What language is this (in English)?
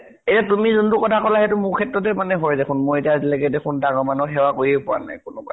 Assamese